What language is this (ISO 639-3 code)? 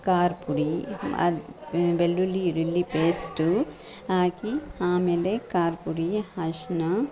kan